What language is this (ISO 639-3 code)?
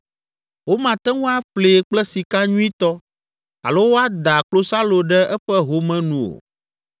ewe